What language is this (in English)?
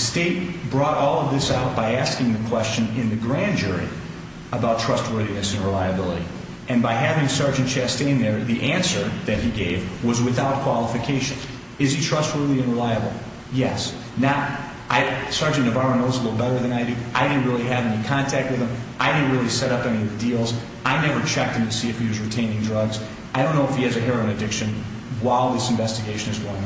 English